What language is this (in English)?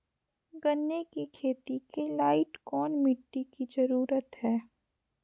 Magahi